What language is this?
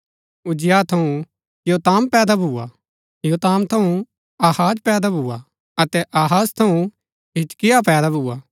Gaddi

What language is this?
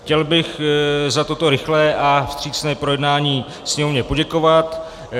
Czech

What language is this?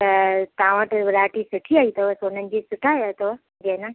Sindhi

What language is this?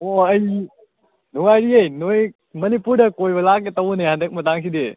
Manipuri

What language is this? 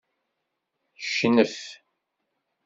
Kabyle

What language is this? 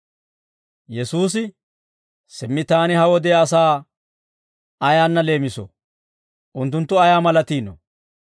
Dawro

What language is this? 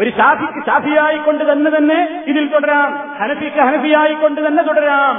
Malayalam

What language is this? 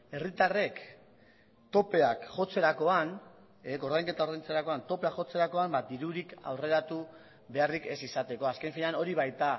Basque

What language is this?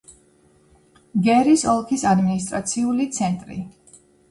Georgian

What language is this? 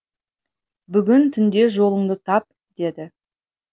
Kazakh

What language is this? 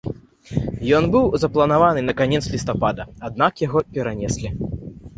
Belarusian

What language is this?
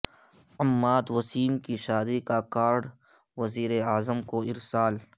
Urdu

